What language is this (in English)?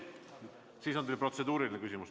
Estonian